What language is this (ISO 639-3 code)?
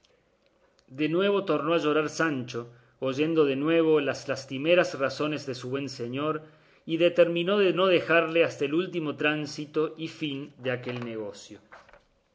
spa